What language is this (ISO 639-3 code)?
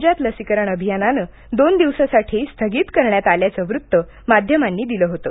mar